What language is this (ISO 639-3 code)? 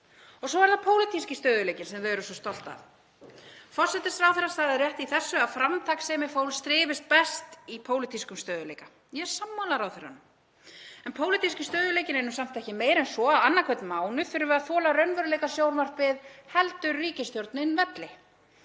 isl